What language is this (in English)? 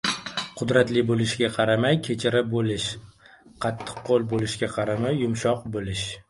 Uzbek